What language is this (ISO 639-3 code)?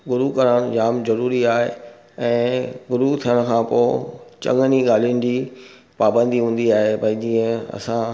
snd